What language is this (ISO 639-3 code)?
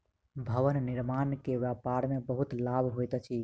mai